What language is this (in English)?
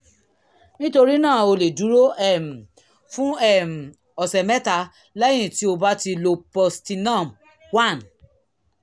Yoruba